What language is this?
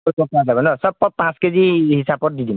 Assamese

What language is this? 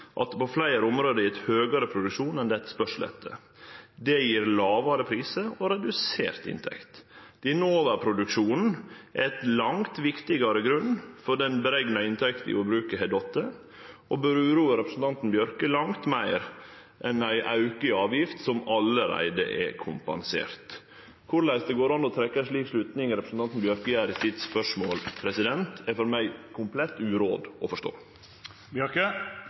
Norwegian Nynorsk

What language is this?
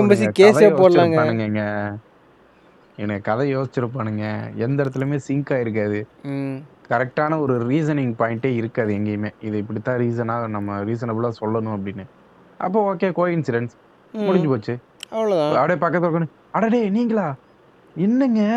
Tamil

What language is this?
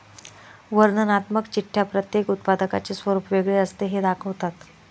Marathi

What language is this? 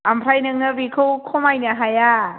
Bodo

